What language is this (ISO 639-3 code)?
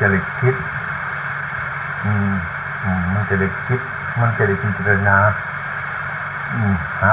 tha